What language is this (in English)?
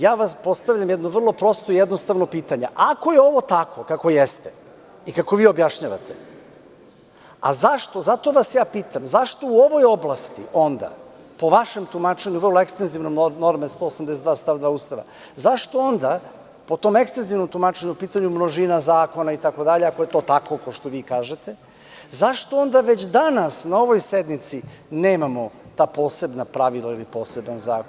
Serbian